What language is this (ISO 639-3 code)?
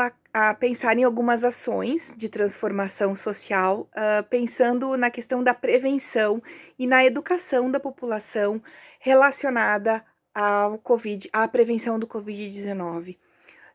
por